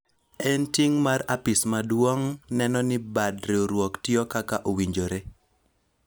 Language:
Luo (Kenya and Tanzania)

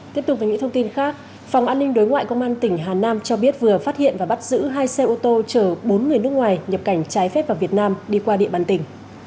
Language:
Vietnamese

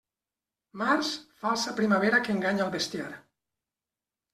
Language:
Catalan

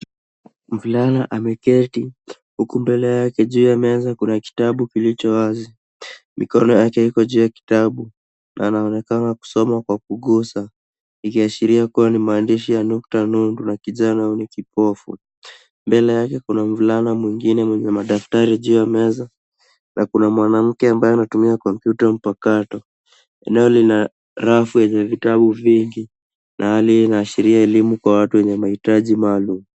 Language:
Swahili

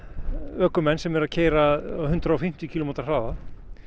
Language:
Icelandic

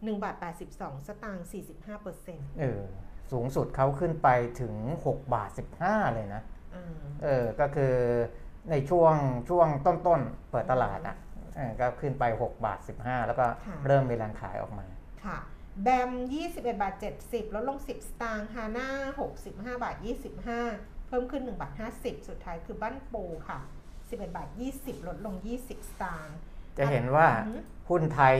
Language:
Thai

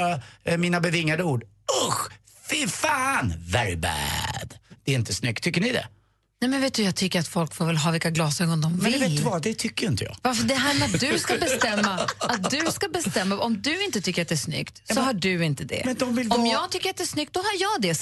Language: Swedish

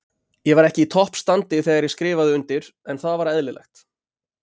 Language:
Icelandic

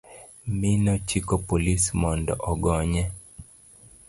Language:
Luo (Kenya and Tanzania)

